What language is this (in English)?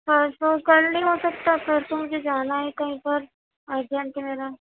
Urdu